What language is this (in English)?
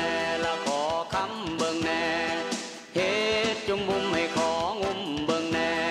Thai